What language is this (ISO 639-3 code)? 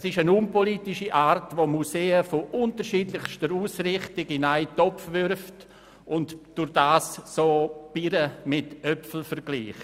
gsw